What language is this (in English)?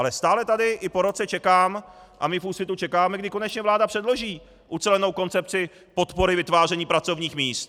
Czech